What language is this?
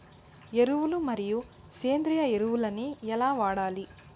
Telugu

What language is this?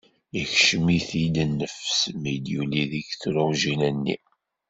Kabyle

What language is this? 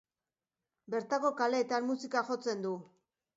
Basque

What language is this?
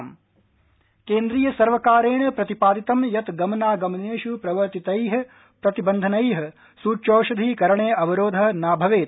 Sanskrit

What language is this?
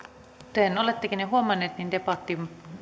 Finnish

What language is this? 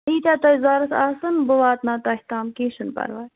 Kashmiri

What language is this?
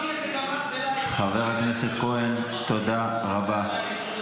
Hebrew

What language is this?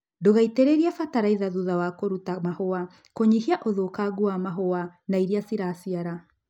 Kikuyu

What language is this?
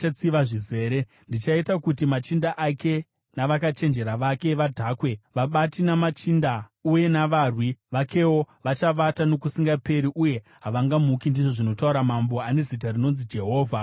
Shona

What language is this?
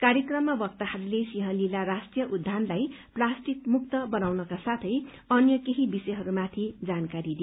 Nepali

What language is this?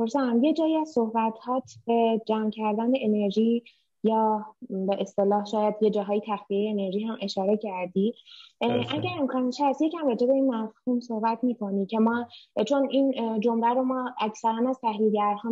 Persian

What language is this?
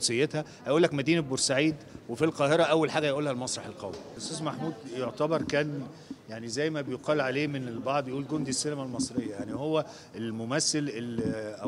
Arabic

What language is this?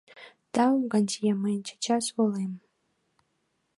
Mari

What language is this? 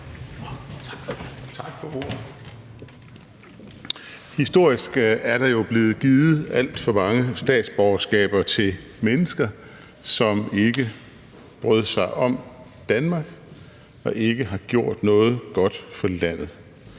Danish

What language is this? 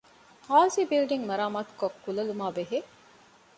Divehi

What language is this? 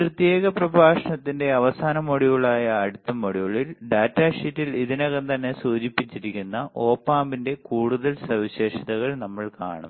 Malayalam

